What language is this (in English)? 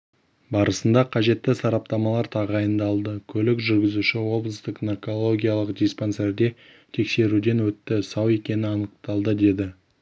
Kazakh